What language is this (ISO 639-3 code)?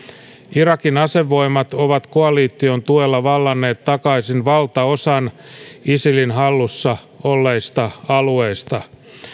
fin